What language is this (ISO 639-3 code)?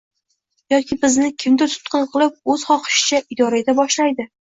uzb